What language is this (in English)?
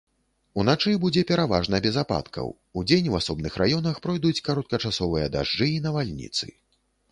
Belarusian